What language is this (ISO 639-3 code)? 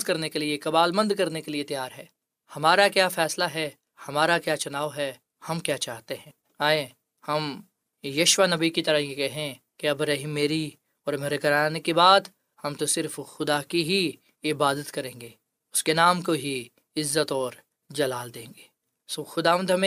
urd